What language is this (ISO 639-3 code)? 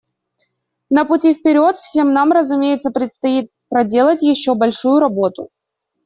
rus